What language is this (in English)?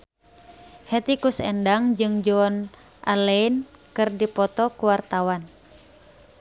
Sundanese